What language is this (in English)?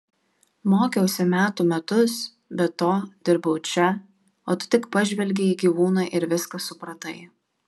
Lithuanian